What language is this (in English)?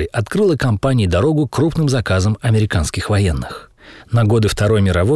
Russian